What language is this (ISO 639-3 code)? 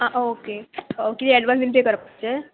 kok